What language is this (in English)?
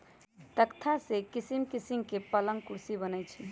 Magahi